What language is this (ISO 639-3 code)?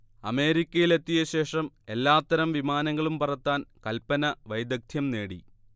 mal